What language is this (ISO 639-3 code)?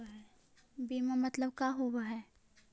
mag